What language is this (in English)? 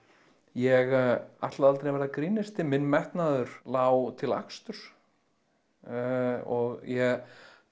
Icelandic